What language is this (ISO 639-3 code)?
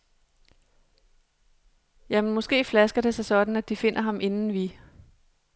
dan